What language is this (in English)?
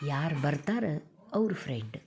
Kannada